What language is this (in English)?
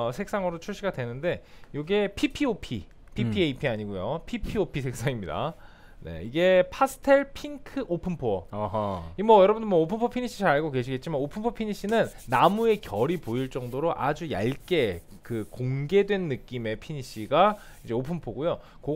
Korean